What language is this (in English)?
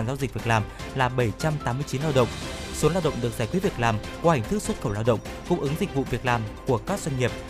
Vietnamese